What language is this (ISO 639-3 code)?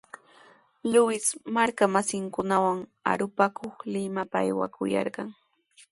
qws